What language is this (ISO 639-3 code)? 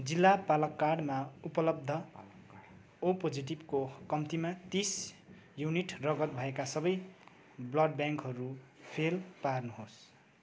nep